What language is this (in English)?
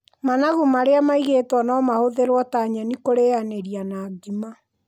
Kikuyu